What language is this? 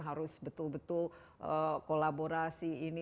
Indonesian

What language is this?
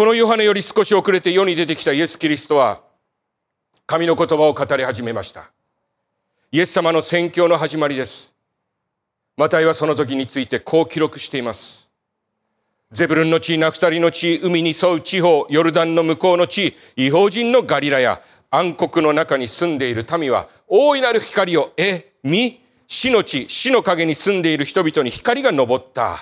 Japanese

